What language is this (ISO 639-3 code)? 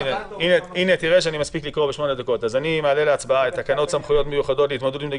heb